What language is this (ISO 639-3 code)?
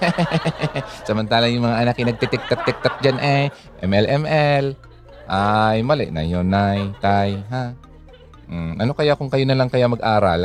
fil